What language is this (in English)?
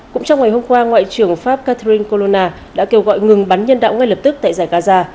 Vietnamese